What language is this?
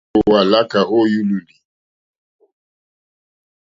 Mokpwe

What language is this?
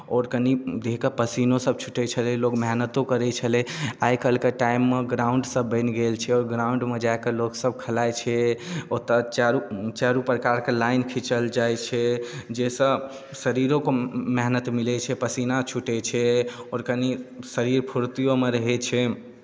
Maithili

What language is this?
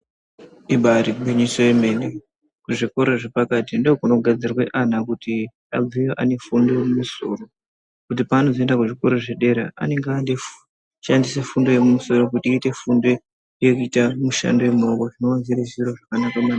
Ndau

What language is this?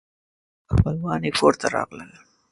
Pashto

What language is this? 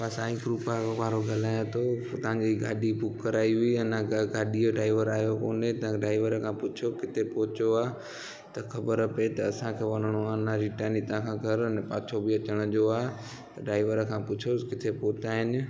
Sindhi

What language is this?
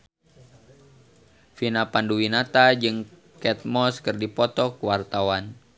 Sundanese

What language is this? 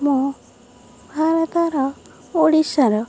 Odia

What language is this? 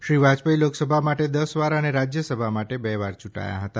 Gujarati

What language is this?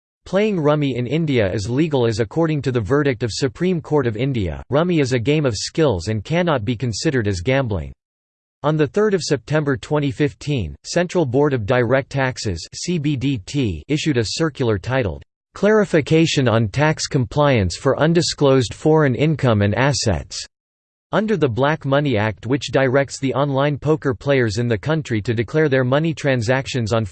English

